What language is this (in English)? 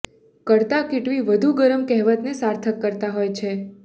Gujarati